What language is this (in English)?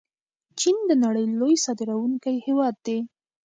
Pashto